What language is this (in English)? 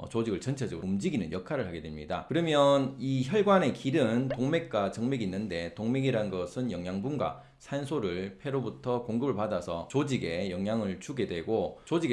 Korean